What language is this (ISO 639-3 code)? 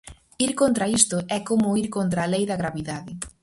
glg